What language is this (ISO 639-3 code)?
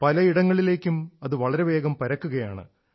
mal